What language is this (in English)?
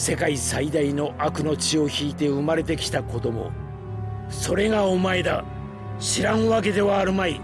Japanese